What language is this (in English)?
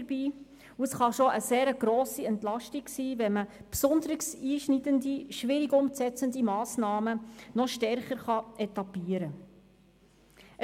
Swiss German